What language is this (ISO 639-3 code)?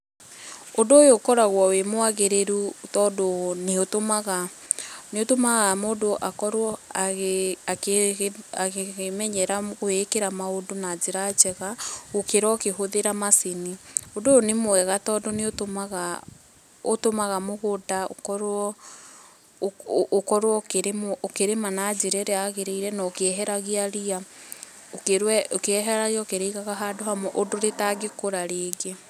kik